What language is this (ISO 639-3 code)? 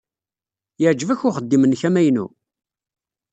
kab